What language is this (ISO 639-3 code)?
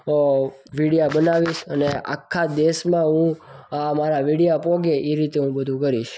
guj